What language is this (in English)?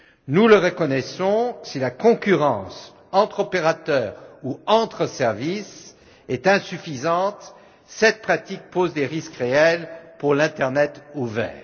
French